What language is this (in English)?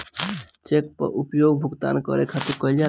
Bhojpuri